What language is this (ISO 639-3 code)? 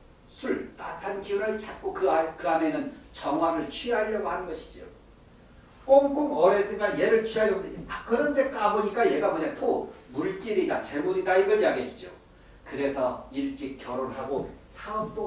kor